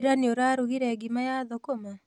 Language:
Kikuyu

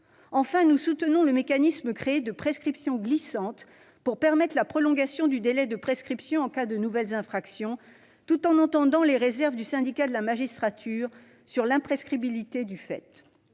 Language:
French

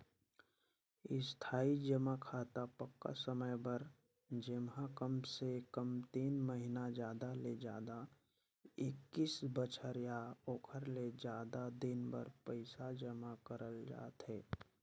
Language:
Chhattisgarhi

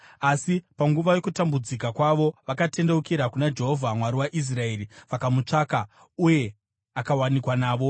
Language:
Shona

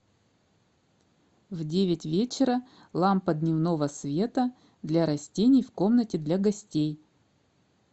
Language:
Russian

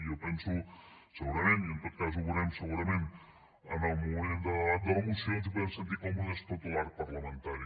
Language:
Catalan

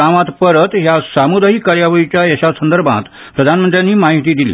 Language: Konkani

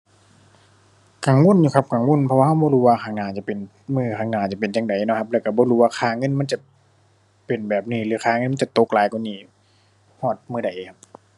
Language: Thai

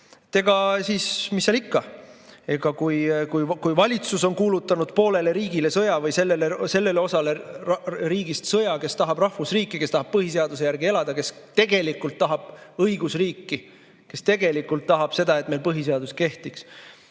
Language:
Estonian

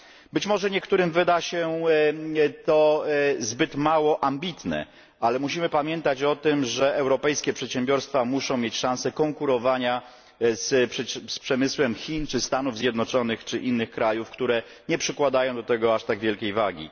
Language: Polish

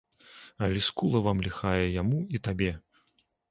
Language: Belarusian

